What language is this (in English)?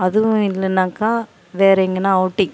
Tamil